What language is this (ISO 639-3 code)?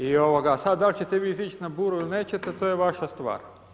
hrv